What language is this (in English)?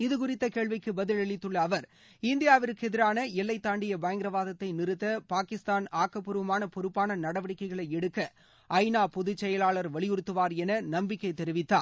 Tamil